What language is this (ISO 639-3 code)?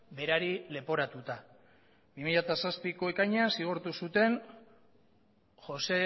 eus